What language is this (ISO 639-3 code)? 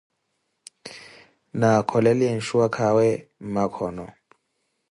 eko